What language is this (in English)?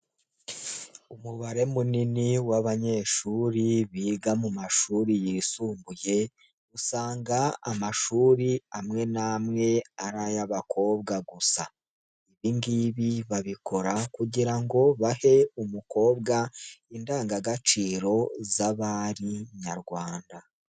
Kinyarwanda